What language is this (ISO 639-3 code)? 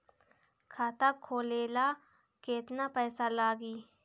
bho